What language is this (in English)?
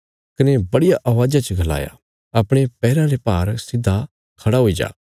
Bilaspuri